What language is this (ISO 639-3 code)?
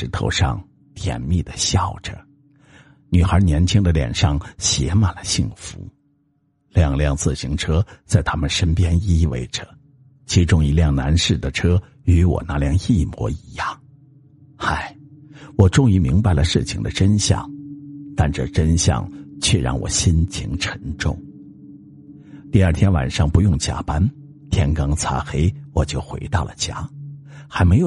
zho